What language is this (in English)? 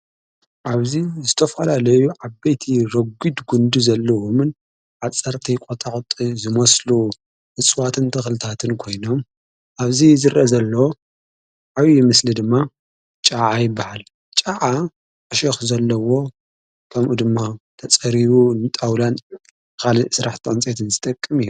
Tigrinya